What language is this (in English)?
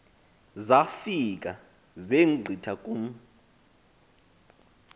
Xhosa